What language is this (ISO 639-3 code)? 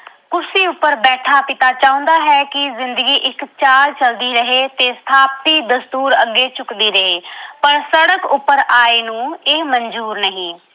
pan